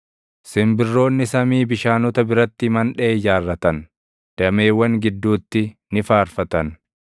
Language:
Oromo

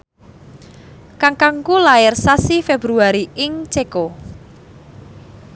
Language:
Javanese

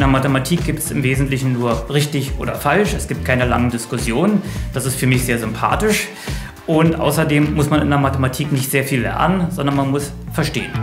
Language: German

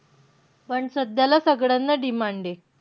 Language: Marathi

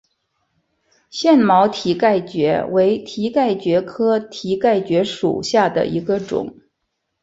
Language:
Chinese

